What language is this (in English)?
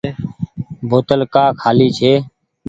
Goaria